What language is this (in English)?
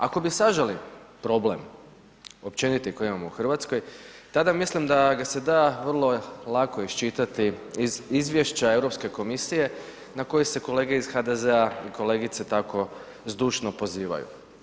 Croatian